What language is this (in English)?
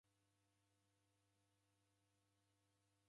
Taita